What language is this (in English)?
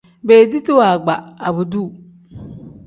Tem